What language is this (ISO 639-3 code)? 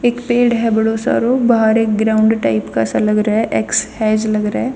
bgc